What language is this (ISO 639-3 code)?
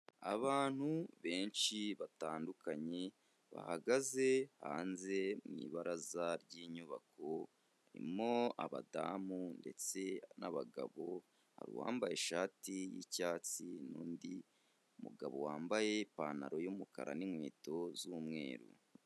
kin